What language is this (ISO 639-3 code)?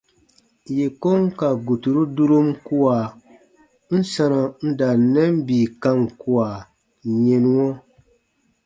bba